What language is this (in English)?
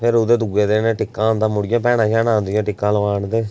Dogri